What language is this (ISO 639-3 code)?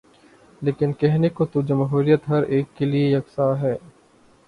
urd